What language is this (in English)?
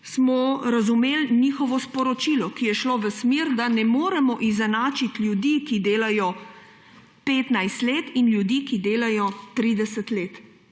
Slovenian